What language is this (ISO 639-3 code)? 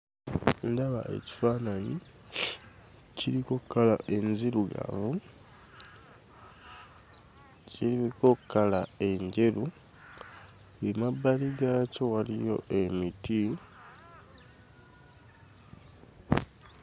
lug